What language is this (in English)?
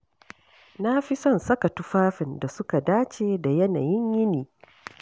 Hausa